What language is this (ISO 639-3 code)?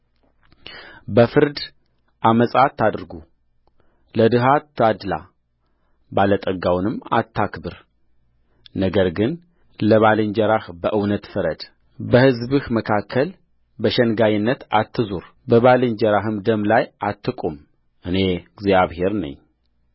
amh